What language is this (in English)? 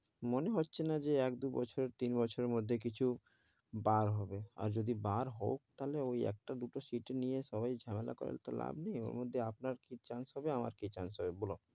Bangla